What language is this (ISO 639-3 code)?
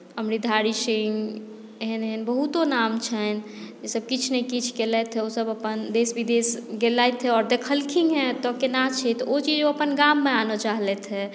mai